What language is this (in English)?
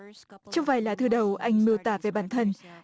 Vietnamese